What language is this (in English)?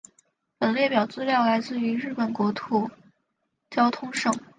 Chinese